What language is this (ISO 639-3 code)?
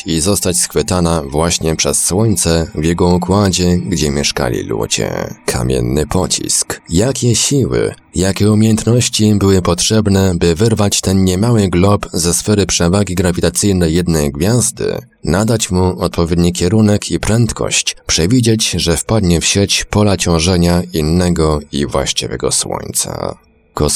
pol